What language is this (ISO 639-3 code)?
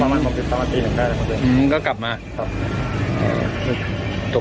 tha